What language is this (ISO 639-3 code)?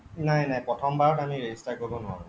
asm